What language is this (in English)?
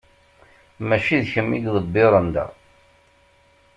Kabyle